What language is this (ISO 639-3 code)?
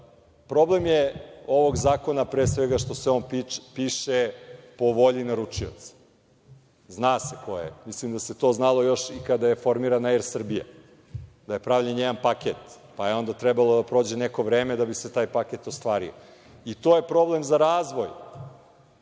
srp